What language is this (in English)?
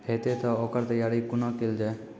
Maithili